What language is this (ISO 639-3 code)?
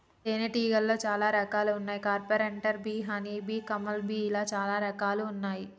tel